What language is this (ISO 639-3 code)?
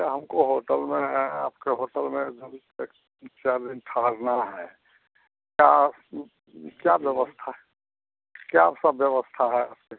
hin